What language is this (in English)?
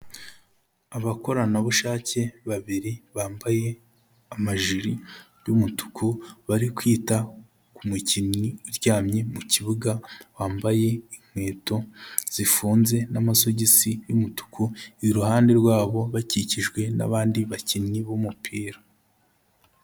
Kinyarwanda